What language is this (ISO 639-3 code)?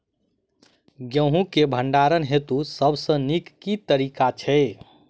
mai